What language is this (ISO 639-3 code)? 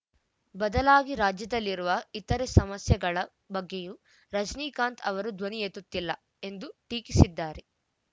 kan